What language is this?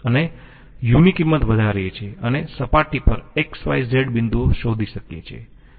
Gujarati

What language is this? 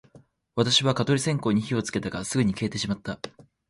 Japanese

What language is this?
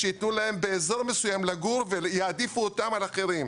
Hebrew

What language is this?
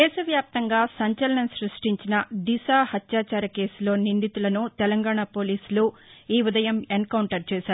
Telugu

